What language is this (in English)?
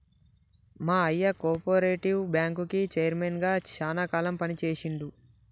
Telugu